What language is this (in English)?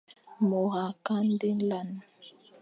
Fang